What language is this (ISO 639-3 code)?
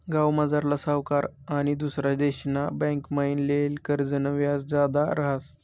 mar